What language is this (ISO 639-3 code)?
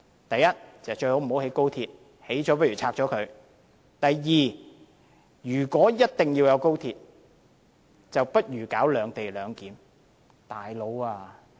yue